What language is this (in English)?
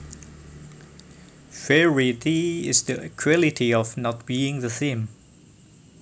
Javanese